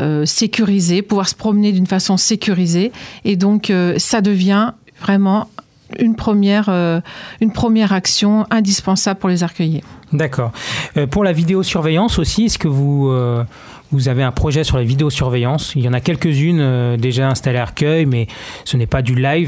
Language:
French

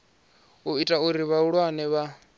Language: Venda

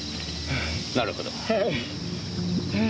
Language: Japanese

